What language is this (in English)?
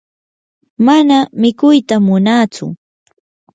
Yanahuanca Pasco Quechua